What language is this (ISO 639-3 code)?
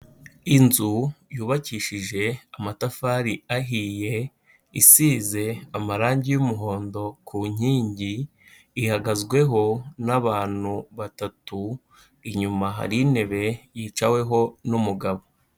kin